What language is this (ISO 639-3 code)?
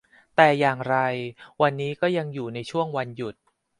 tha